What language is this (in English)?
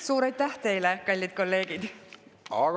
Estonian